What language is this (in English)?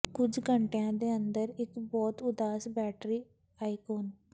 Punjabi